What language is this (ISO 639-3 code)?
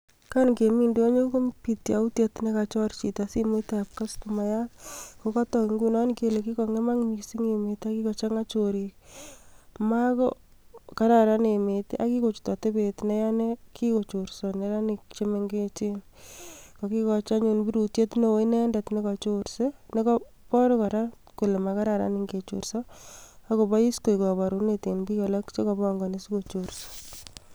kln